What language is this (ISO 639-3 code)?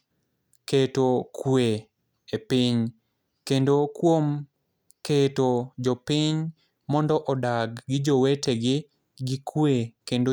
luo